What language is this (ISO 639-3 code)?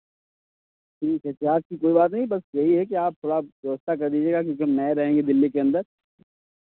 hin